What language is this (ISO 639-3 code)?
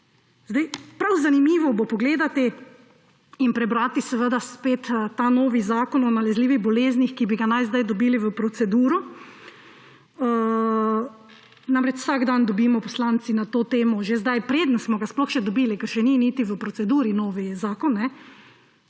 slv